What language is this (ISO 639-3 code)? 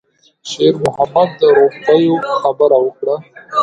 pus